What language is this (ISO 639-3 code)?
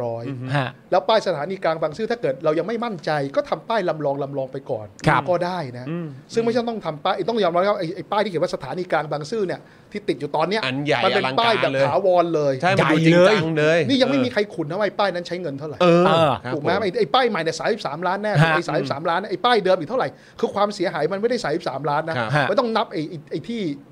tha